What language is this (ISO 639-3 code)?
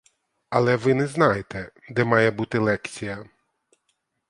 ukr